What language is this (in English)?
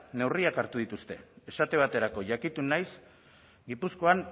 Basque